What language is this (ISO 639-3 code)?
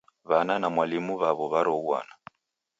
dav